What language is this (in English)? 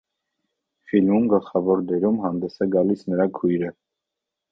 Armenian